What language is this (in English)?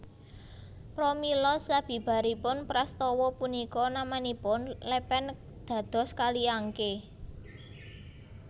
Javanese